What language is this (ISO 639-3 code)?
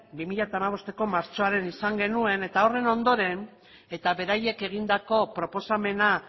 eus